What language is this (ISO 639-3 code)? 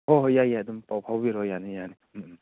mni